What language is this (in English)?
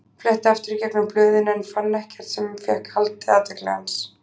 Icelandic